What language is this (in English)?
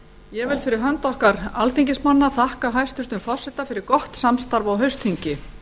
Icelandic